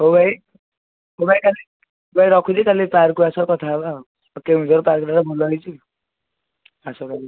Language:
Odia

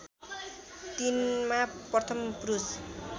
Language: Nepali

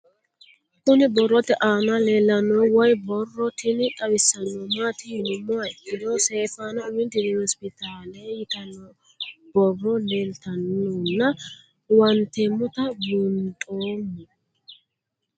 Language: Sidamo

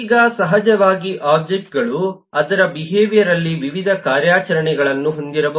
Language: Kannada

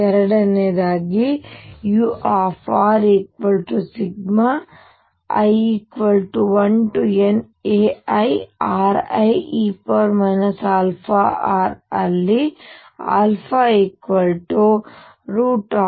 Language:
Kannada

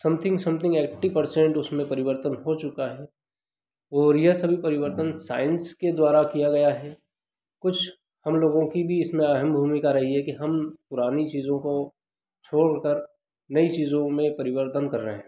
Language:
Hindi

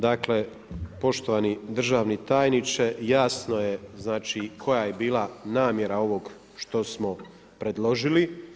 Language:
Croatian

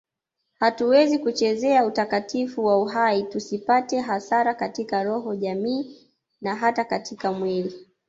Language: Swahili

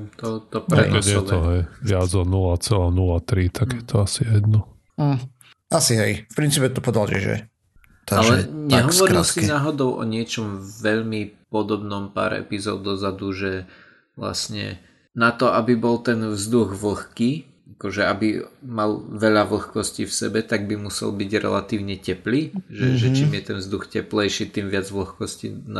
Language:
Slovak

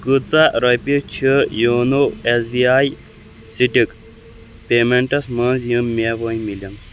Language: Kashmiri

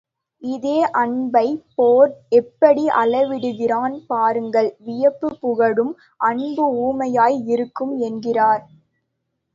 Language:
Tamil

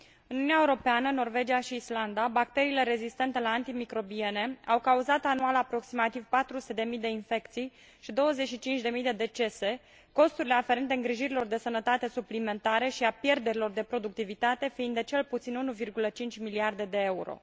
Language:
Romanian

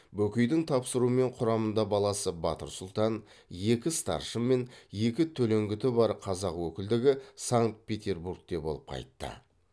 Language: Kazakh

